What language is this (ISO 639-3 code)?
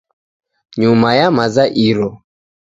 dav